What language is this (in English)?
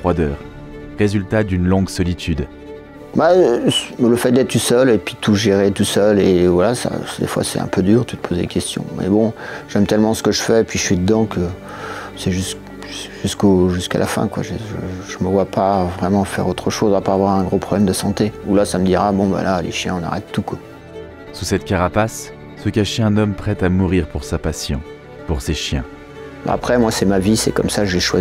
French